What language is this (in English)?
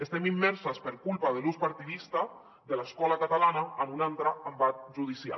Catalan